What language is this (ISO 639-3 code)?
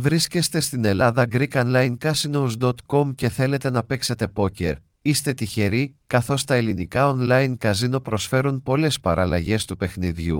ell